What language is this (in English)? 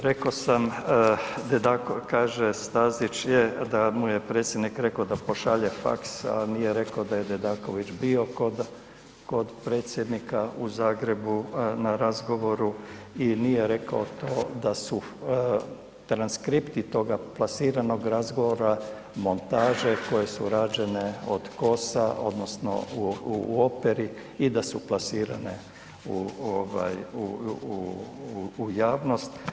Croatian